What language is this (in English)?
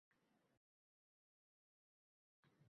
Uzbek